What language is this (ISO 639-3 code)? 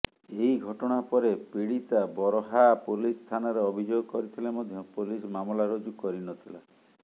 ori